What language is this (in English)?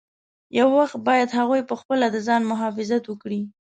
Pashto